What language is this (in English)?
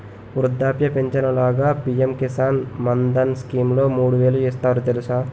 Telugu